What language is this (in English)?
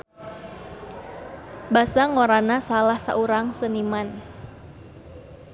Sundanese